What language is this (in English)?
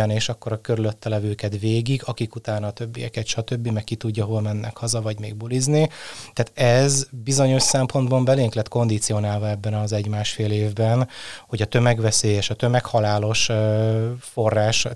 Hungarian